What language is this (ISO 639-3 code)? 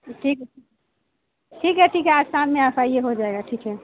urd